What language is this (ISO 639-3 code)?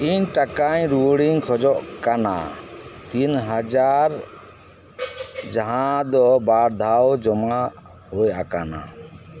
sat